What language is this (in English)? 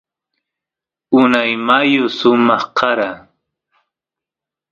Santiago del Estero Quichua